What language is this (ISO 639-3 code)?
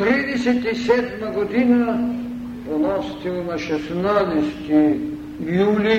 bul